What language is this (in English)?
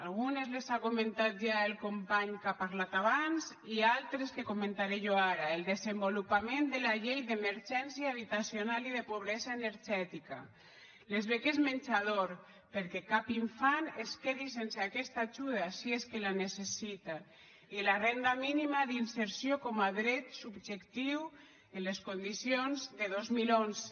Catalan